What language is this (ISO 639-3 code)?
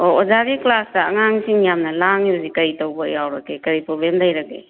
mni